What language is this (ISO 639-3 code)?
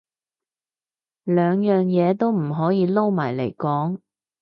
yue